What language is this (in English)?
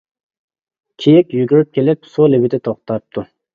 Uyghur